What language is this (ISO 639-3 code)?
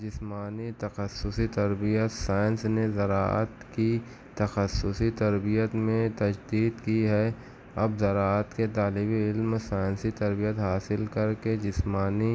urd